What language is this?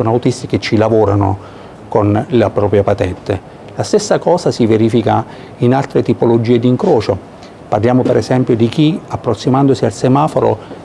Italian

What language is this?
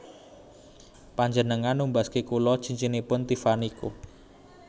Javanese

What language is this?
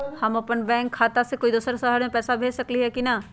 Magahi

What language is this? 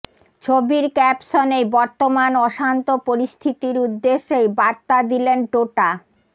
Bangla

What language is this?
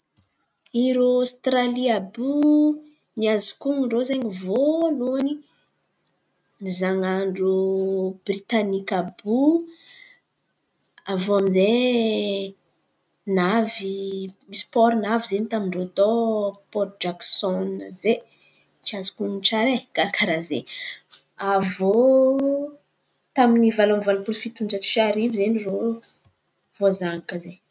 Antankarana Malagasy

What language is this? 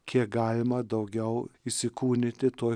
Lithuanian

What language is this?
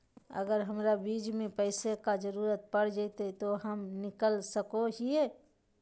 Magahi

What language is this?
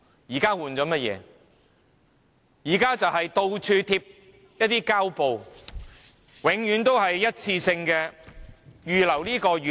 Cantonese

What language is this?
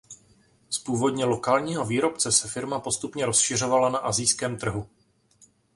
Czech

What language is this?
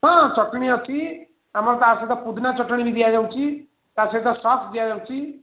Odia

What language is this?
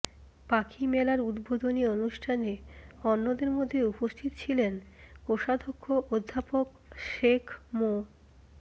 Bangla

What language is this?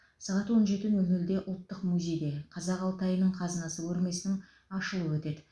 Kazakh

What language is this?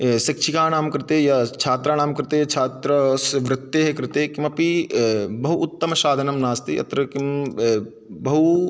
Sanskrit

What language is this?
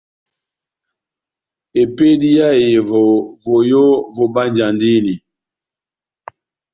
Batanga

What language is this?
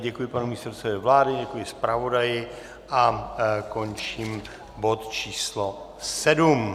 Czech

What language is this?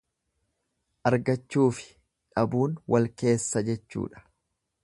Oromo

